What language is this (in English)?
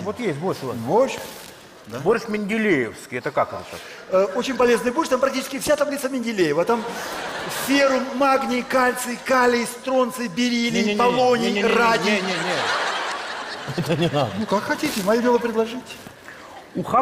Russian